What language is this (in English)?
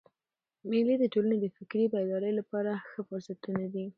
Pashto